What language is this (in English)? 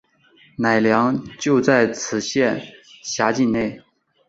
Chinese